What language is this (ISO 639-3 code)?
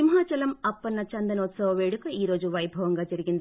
tel